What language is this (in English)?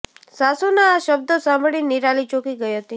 Gujarati